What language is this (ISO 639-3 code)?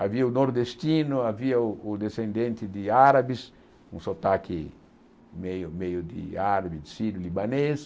por